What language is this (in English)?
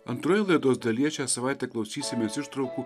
Lithuanian